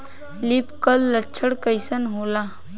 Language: Bhojpuri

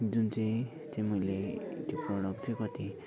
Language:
Nepali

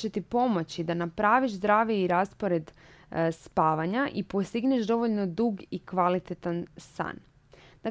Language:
Croatian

